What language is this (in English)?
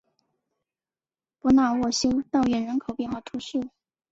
Chinese